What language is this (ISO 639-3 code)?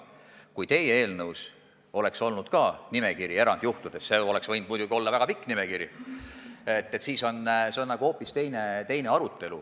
est